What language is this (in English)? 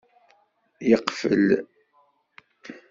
Kabyle